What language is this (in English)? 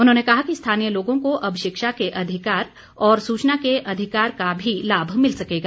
Hindi